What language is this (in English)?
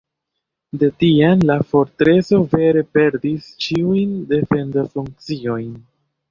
Esperanto